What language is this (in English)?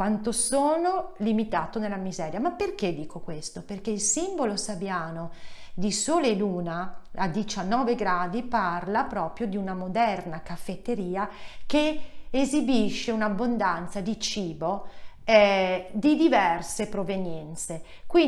Italian